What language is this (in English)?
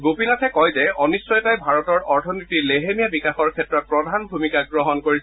Assamese